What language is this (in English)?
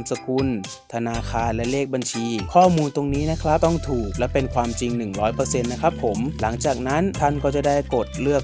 Thai